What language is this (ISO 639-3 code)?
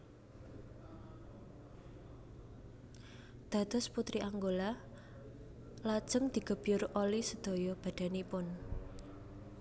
jav